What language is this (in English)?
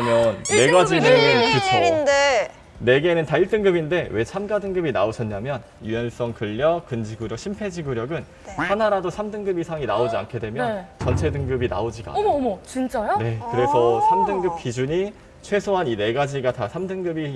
Korean